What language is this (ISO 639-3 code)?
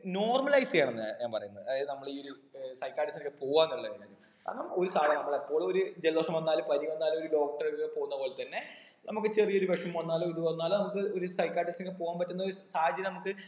mal